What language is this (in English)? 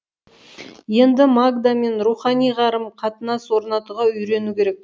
Kazakh